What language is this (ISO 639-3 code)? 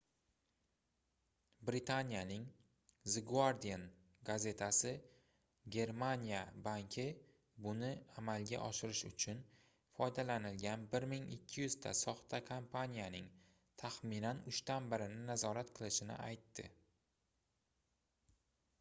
uzb